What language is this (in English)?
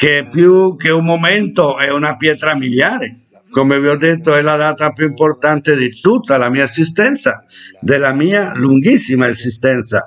Italian